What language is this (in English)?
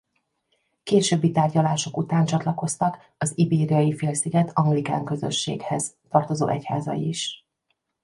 Hungarian